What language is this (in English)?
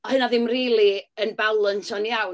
Welsh